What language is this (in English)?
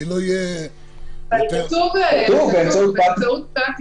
Hebrew